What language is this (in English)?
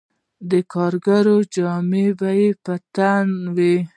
Pashto